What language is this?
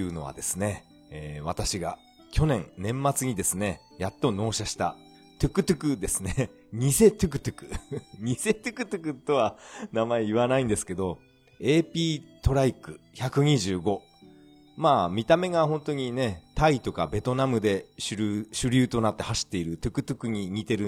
Japanese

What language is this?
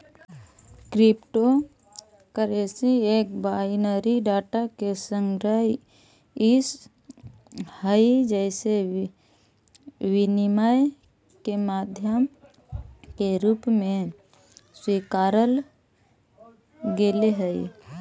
Magahi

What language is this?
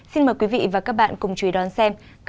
Vietnamese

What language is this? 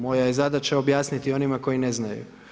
Croatian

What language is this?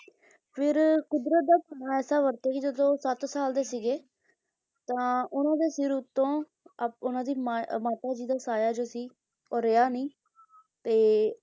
Punjabi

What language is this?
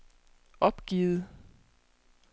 Danish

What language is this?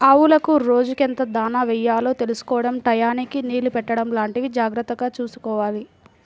Telugu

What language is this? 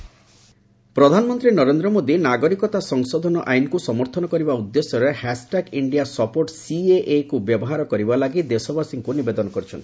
Odia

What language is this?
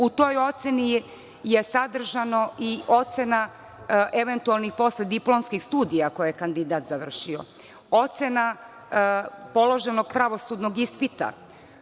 Serbian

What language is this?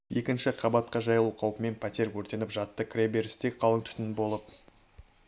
Kazakh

